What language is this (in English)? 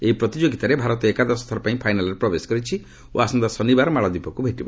Odia